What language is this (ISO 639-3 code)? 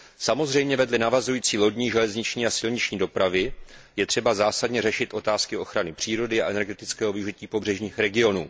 ces